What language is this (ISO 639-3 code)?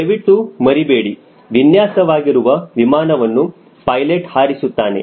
kan